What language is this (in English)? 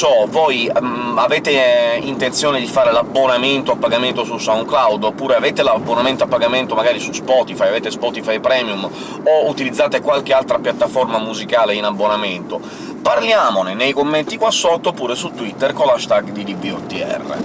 Italian